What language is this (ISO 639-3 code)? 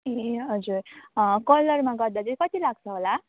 nep